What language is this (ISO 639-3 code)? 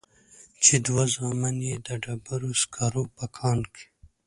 pus